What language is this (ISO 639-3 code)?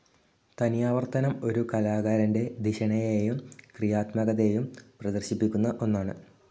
mal